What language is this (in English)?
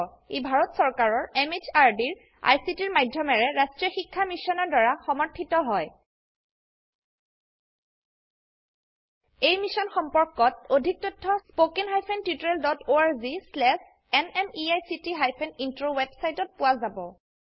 Assamese